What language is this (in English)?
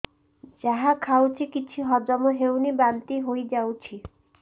Odia